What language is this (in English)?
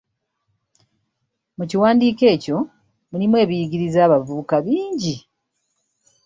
Ganda